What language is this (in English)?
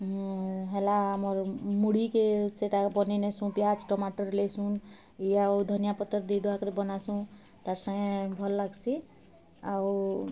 Odia